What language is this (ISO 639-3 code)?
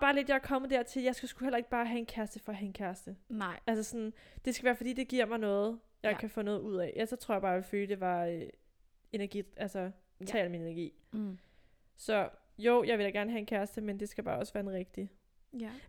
dan